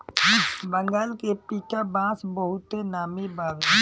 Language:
Bhojpuri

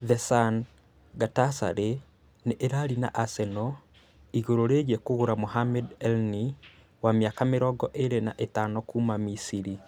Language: Kikuyu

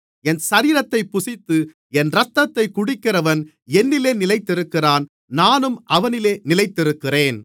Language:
Tamil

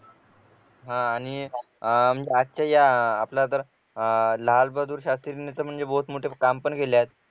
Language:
Marathi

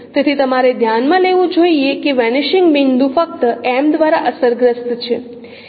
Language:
Gujarati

